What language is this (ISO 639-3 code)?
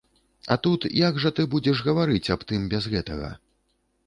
bel